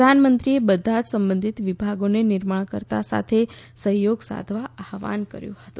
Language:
Gujarati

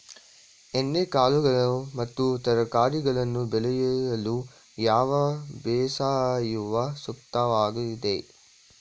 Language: Kannada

